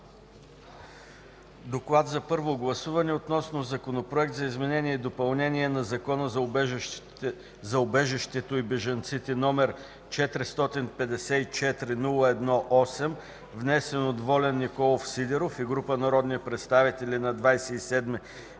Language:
Bulgarian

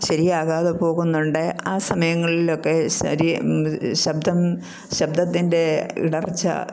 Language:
Malayalam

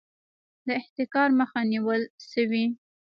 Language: Pashto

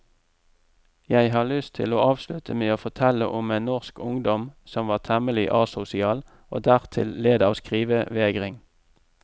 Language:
Norwegian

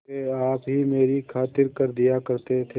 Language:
Hindi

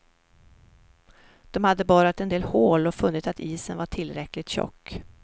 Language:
Swedish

